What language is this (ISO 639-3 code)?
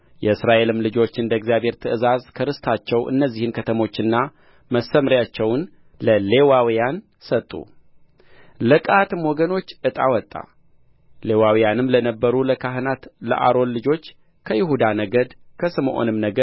amh